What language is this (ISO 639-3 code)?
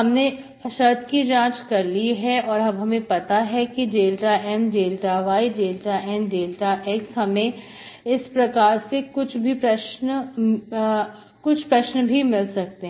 hin